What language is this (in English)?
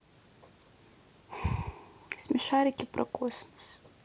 Russian